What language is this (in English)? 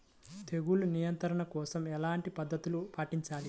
Telugu